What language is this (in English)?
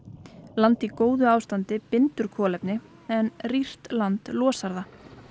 Icelandic